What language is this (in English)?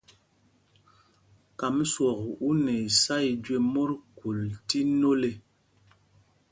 Mpumpong